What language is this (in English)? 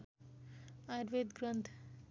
Nepali